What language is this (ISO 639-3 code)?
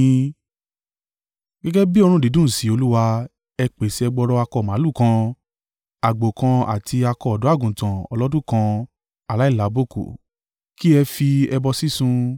yor